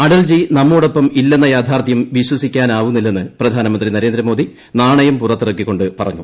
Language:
Malayalam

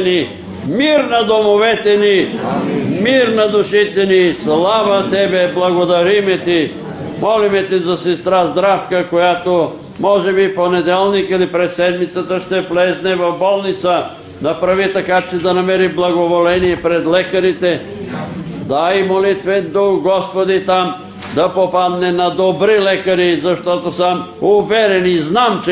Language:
Bulgarian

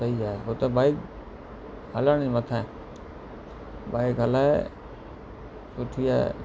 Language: Sindhi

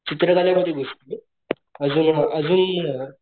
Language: Marathi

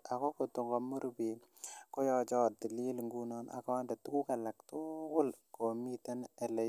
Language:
Kalenjin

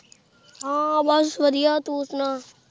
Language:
Punjabi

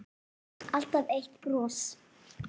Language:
Icelandic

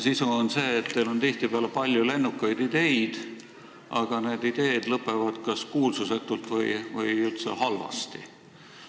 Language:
Estonian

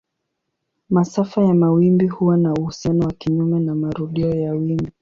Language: Swahili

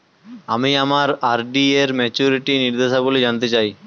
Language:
Bangla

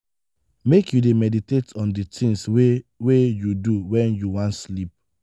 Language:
Nigerian Pidgin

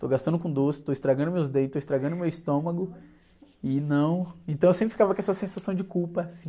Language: Portuguese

